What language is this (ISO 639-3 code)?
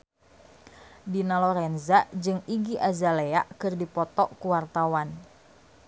sun